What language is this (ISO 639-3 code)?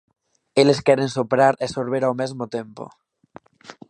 glg